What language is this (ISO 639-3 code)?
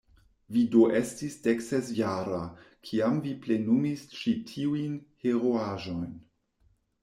epo